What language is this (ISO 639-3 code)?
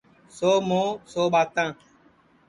ssi